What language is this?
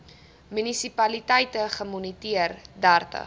Afrikaans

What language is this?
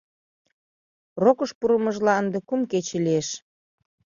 Mari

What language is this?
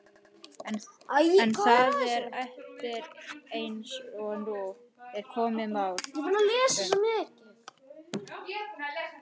Icelandic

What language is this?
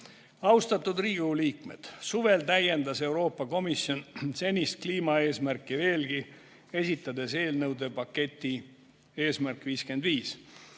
Estonian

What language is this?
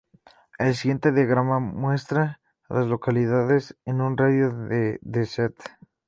Spanish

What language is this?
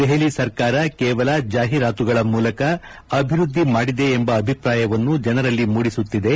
Kannada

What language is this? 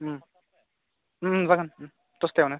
Bodo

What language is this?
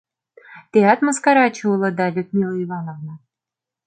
Mari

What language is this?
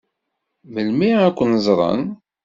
Kabyle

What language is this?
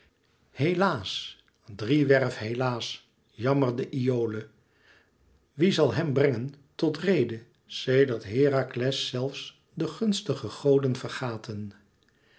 Dutch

